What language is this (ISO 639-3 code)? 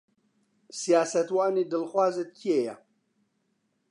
ckb